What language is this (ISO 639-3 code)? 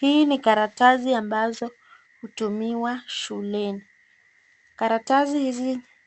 swa